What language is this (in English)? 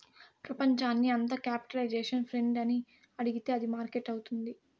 Telugu